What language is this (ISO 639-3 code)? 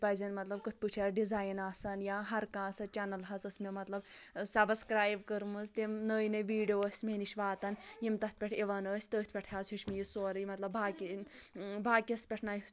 kas